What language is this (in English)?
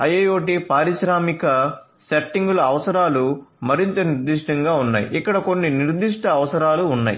Telugu